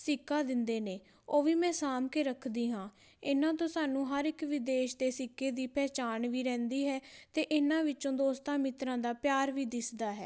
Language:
Punjabi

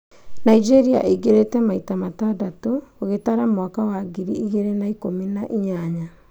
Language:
Kikuyu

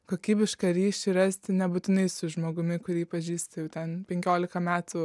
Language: Lithuanian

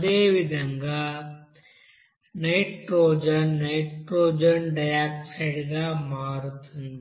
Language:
Telugu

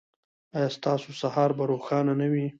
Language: Pashto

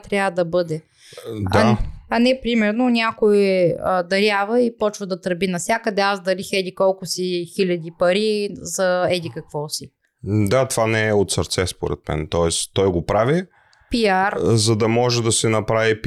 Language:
Bulgarian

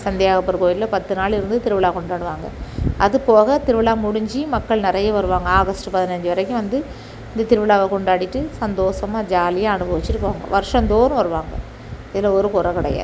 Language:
Tamil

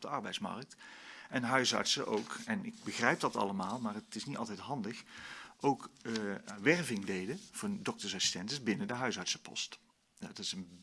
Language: Dutch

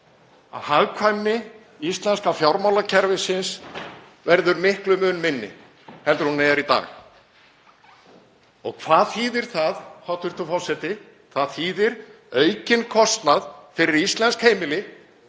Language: Icelandic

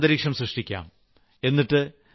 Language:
Malayalam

